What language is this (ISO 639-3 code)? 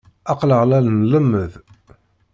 kab